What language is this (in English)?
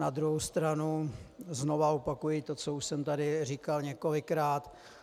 Czech